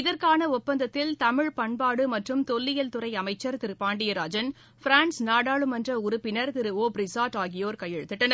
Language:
Tamil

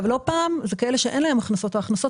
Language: Hebrew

